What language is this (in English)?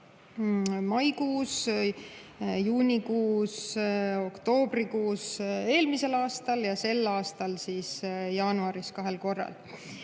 Estonian